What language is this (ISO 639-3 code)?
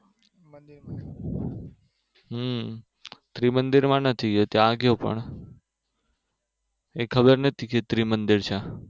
guj